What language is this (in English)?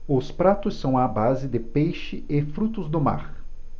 Portuguese